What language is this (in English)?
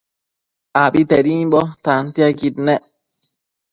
Matsés